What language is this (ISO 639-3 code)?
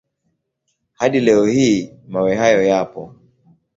swa